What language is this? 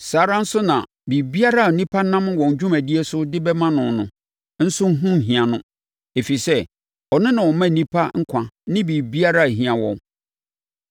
Akan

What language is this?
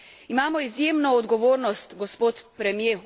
Slovenian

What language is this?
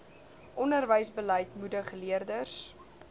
Afrikaans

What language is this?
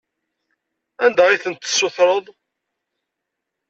Kabyle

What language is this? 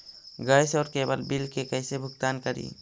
Magahi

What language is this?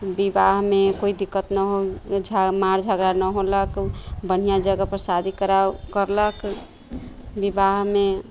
Maithili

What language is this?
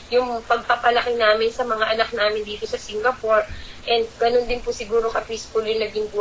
Filipino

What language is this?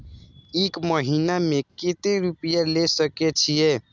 Maithili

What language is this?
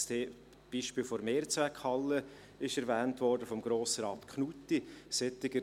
Swiss German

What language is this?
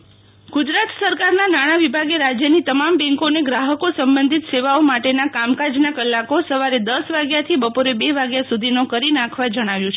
Gujarati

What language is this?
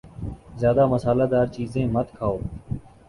Urdu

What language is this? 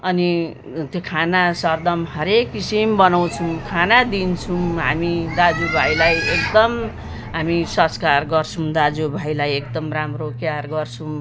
Nepali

